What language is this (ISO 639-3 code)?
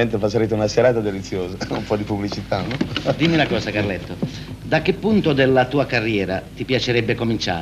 ita